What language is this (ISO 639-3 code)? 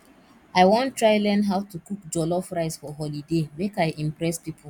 pcm